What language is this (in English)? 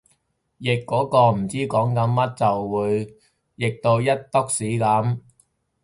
Cantonese